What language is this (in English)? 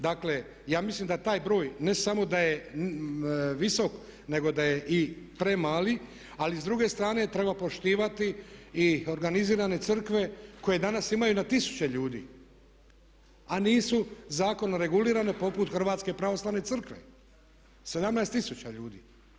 Croatian